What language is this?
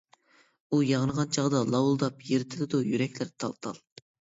Uyghur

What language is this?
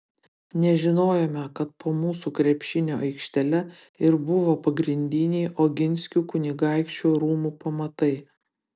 Lithuanian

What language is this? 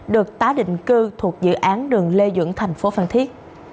Vietnamese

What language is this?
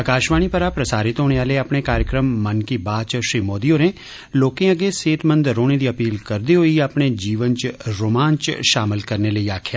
Dogri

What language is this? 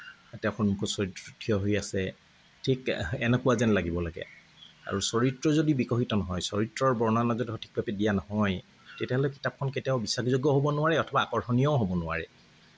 Assamese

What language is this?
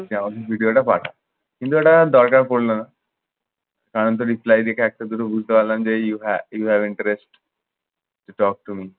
Bangla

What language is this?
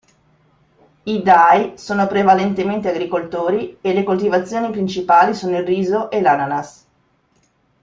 Italian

